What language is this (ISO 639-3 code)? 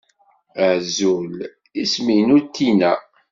kab